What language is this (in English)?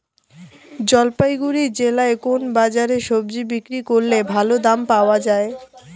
Bangla